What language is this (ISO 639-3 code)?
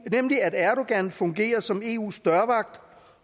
dan